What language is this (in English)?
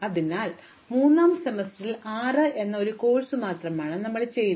Malayalam